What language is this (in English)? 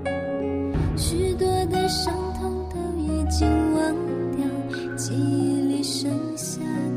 Chinese